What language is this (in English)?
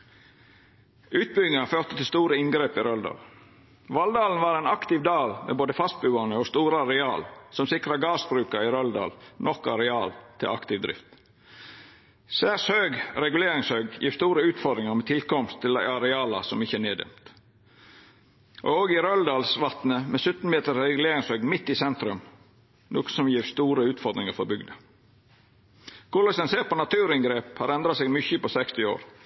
Norwegian Nynorsk